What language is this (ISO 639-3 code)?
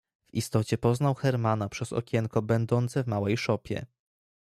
pol